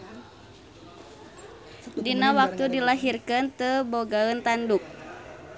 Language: Sundanese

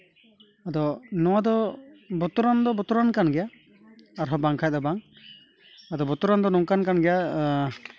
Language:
Santali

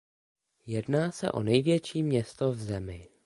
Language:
Czech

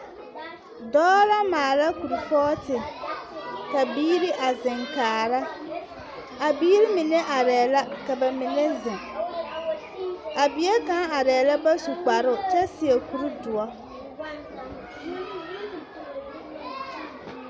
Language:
Southern Dagaare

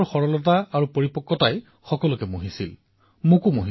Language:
Assamese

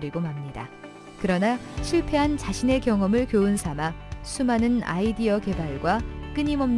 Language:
Korean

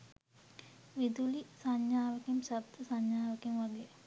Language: Sinhala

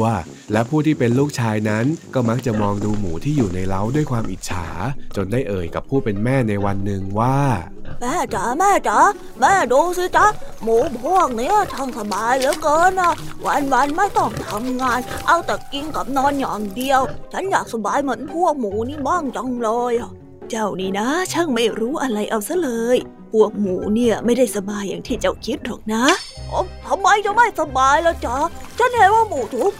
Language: Thai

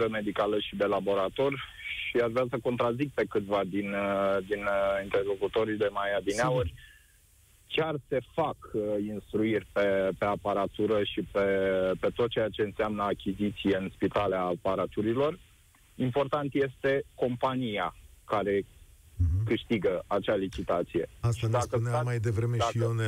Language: Romanian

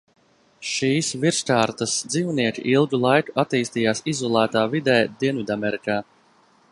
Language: Latvian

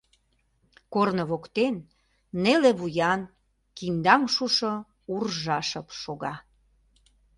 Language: Mari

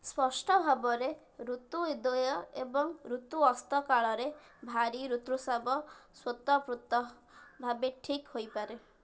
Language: Odia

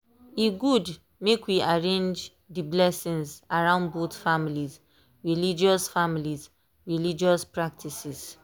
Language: Nigerian Pidgin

